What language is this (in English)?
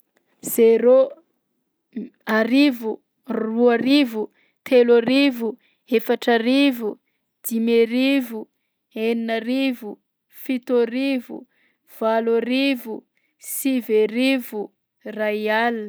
Southern Betsimisaraka Malagasy